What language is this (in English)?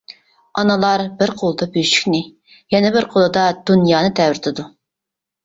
Uyghur